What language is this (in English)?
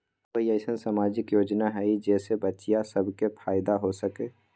Magahi